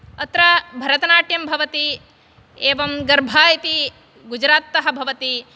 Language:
Sanskrit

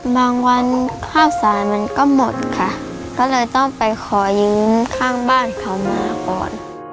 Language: Thai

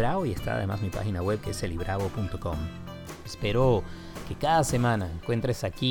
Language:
Spanish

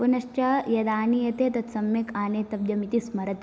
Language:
Sanskrit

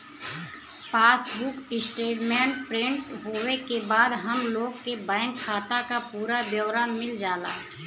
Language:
Bhojpuri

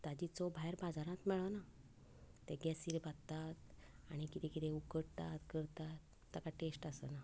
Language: Konkani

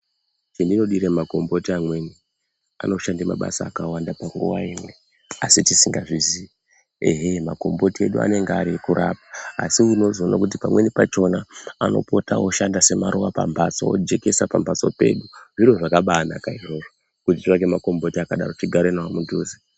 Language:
Ndau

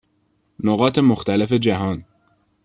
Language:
Persian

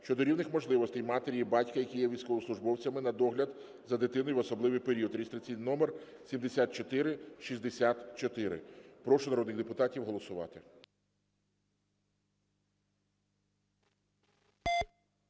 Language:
Ukrainian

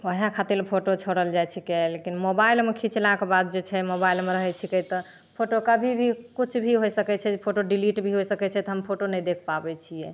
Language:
Maithili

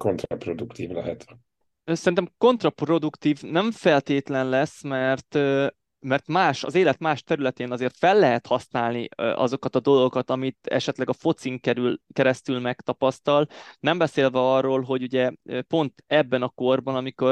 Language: Hungarian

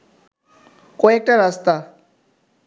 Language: Bangla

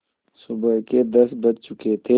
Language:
Hindi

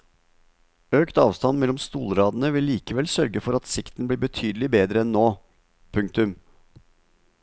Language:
Norwegian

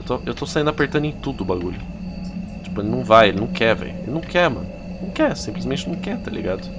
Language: Portuguese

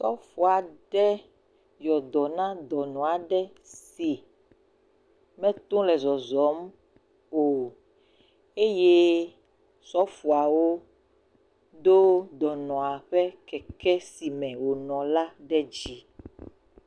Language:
Ewe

